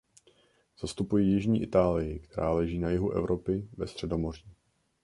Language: Czech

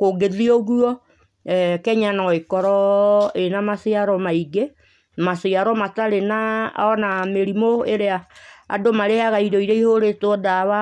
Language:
Kikuyu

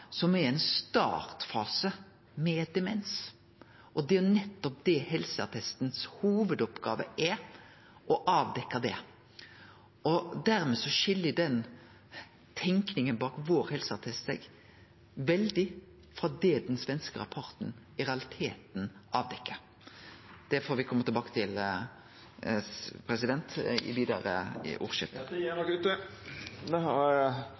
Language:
Norwegian Nynorsk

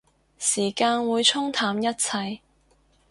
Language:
Cantonese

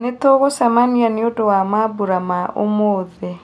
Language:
Kikuyu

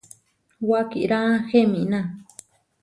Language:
Huarijio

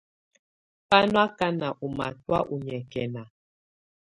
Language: Tunen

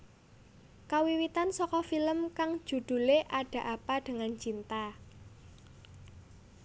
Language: Javanese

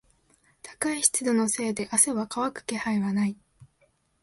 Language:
Japanese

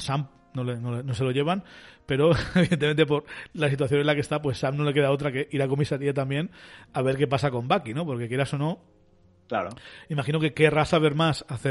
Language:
Spanish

